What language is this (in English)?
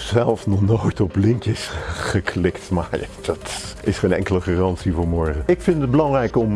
Dutch